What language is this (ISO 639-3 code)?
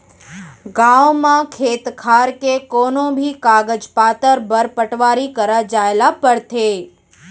hne